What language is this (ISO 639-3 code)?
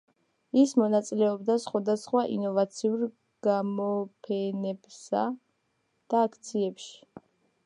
kat